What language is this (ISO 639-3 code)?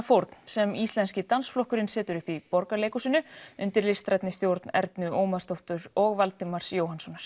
isl